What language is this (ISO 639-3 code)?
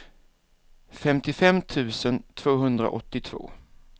swe